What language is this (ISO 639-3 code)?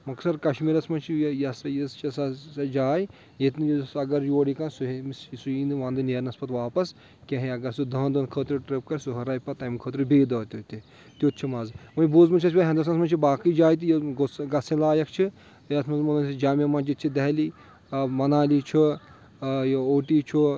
kas